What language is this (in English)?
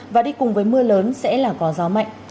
Vietnamese